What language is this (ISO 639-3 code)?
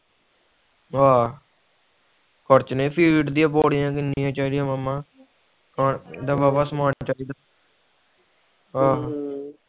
pan